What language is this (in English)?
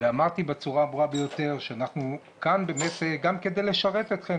Hebrew